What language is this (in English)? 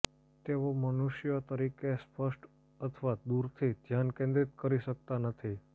Gujarati